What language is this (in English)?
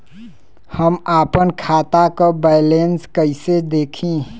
Bhojpuri